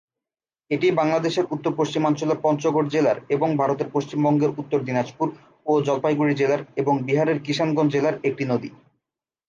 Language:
Bangla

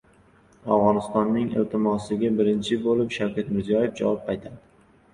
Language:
Uzbek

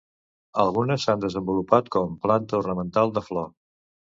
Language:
Catalan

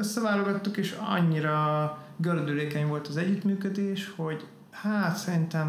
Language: Hungarian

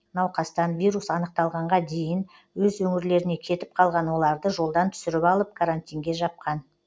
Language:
Kazakh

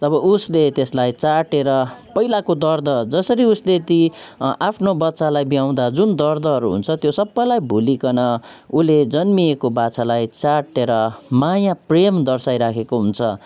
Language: Nepali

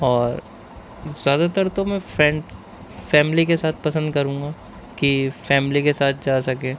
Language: Urdu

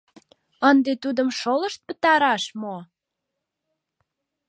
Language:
Mari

